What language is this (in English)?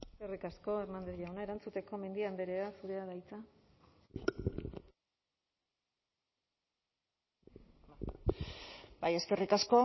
Basque